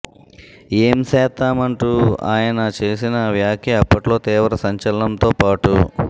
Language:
Telugu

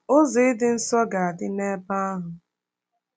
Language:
Igbo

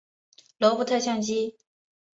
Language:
Chinese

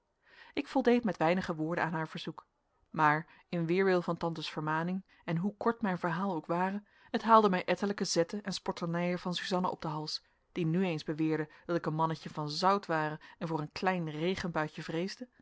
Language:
Dutch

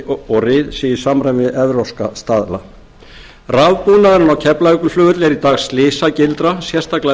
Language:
Icelandic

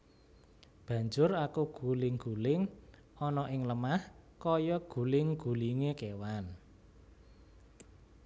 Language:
Javanese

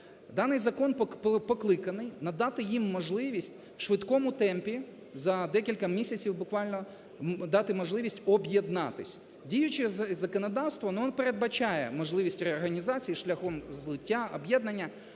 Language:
Ukrainian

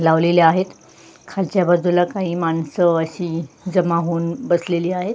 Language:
Marathi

